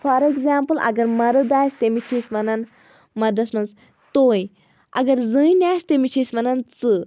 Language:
Kashmiri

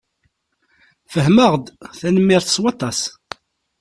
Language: Kabyle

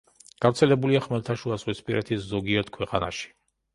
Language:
Georgian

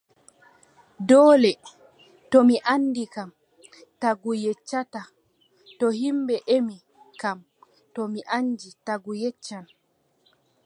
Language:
Adamawa Fulfulde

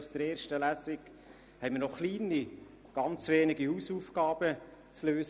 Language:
Swiss German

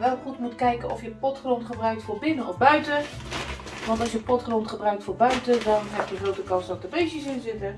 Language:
Dutch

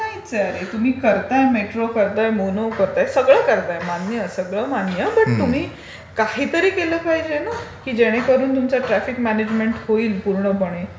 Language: Marathi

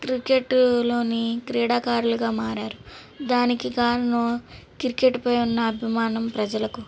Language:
Telugu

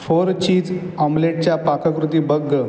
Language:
Marathi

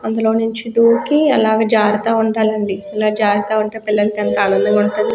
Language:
Telugu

